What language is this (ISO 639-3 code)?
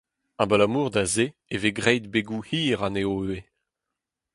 bre